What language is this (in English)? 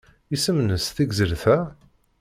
Kabyle